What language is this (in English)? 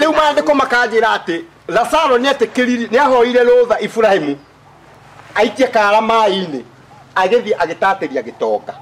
French